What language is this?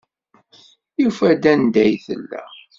Kabyle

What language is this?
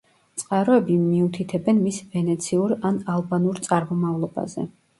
Georgian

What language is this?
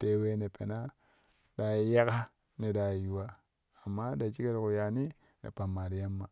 Kushi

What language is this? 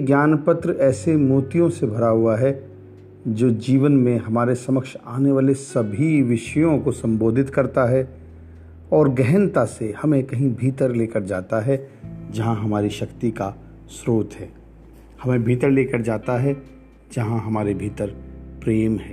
Hindi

